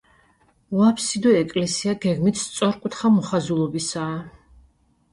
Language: Georgian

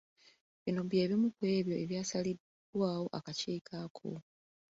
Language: Ganda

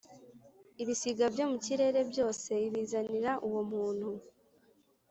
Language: Kinyarwanda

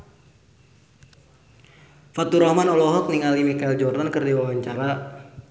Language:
Sundanese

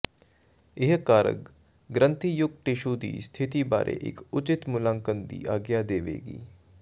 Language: Punjabi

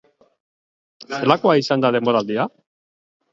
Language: Basque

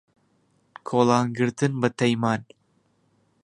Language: Central Kurdish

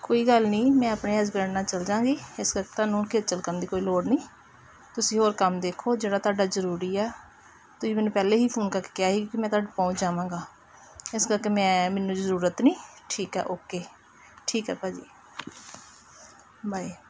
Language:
Punjabi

